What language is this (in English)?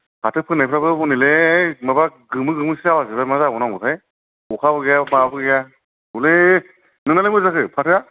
Bodo